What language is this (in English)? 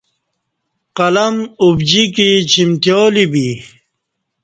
Kati